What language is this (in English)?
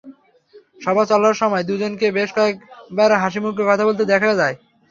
Bangla